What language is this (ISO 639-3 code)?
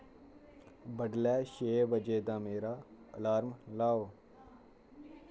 doi